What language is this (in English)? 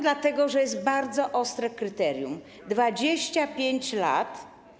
Polish